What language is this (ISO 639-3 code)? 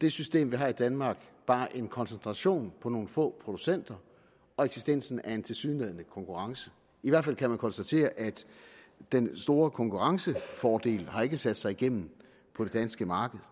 dan